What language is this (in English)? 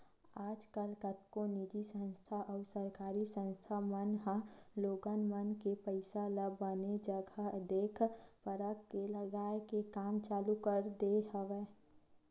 Chhattisgarhi